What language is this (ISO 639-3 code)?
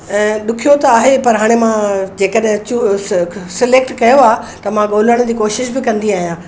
snd